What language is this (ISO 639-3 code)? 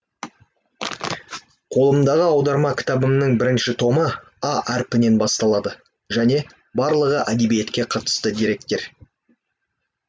kaz